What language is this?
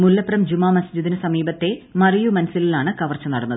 Malayalam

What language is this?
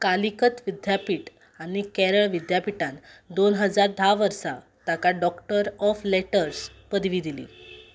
Konkani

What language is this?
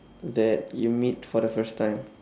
English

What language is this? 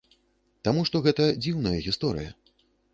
Belarusian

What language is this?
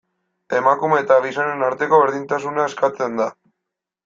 Basque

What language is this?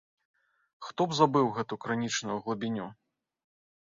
Belarusian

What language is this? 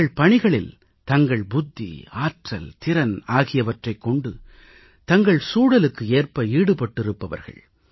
Tamil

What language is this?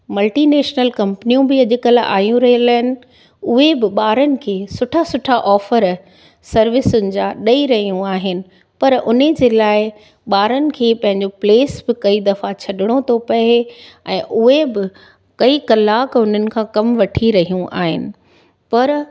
Sindhi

